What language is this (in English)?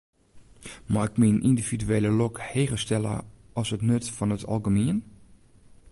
Western Frisian